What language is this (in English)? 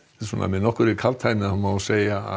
Icelandic